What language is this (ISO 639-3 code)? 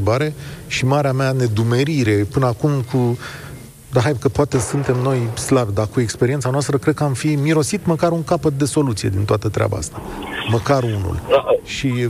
ron